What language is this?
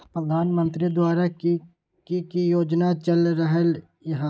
Magahi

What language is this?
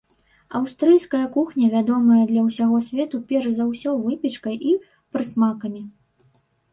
Belarusian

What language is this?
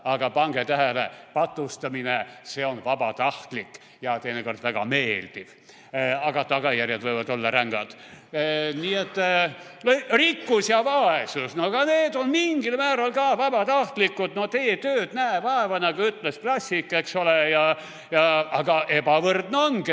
Estonian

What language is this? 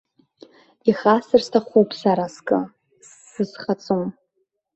Abkhazian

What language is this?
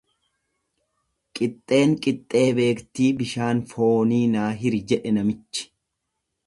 Oromo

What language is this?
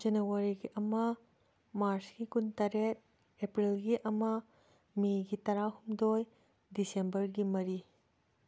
Manipuri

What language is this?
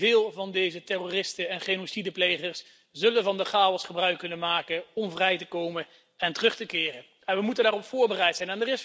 Dutch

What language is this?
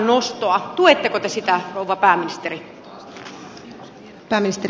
Finnish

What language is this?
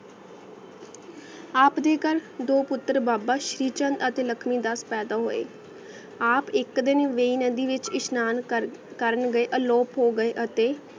Punjabi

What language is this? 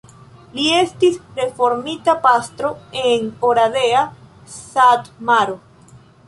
Esperanto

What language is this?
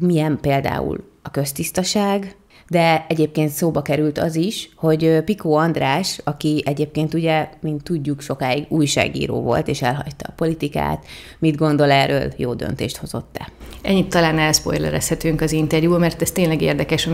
Hungarian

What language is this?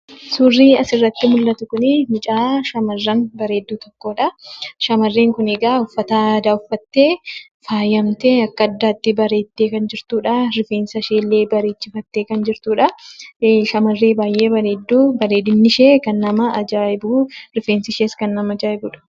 Oromo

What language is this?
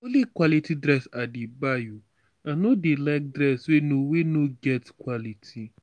Nigerian Pidgin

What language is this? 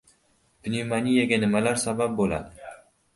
Uzbek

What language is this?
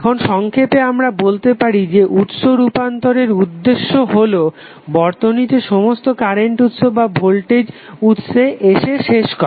Bangla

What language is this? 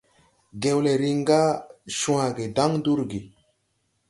Tupuri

